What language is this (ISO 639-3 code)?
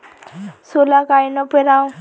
mar